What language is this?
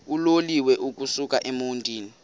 Xhosa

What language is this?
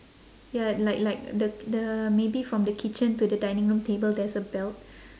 English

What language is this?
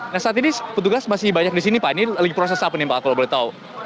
Indonesian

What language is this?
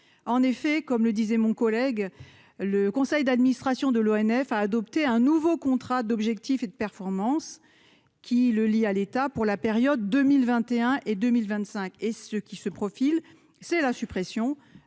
French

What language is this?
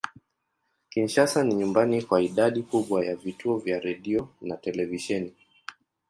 Swahili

